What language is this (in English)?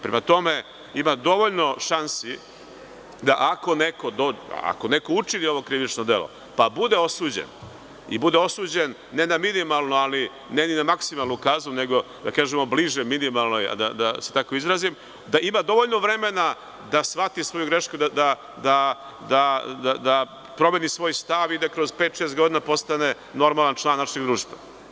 Serbian